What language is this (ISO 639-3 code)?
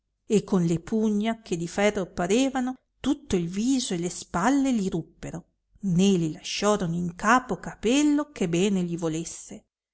ita